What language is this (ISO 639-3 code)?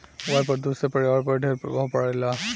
bho